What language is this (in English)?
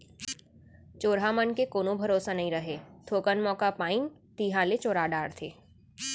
Chhattisgarhi